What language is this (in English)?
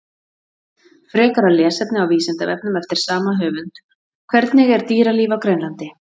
Icelandic